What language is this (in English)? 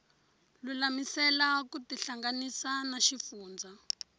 Tsonga